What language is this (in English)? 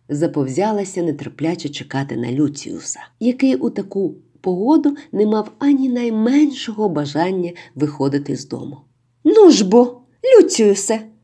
Ukrainian